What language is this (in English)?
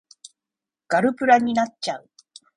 Japanese